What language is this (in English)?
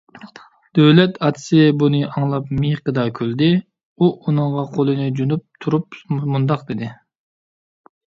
Uyghur